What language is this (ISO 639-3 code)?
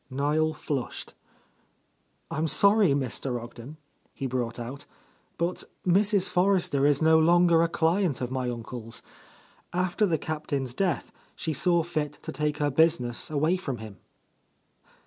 eng